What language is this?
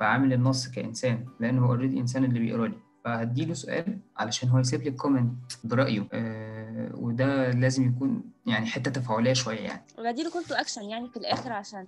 Arabic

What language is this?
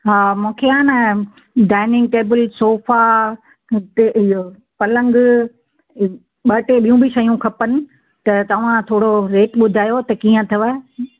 Sindhi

